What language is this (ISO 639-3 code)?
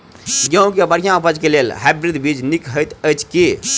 mai